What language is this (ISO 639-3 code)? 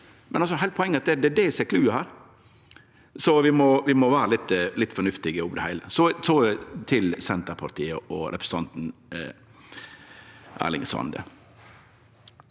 nor